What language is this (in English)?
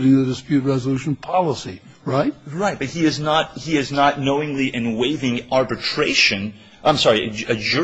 English